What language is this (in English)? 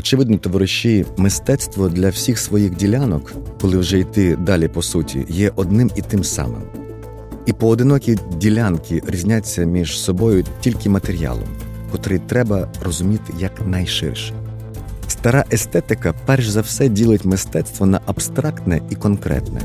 Ukrainian